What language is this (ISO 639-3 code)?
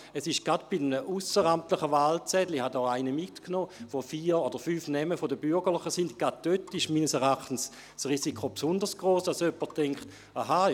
gsw